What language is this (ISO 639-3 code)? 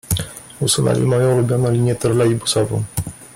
pol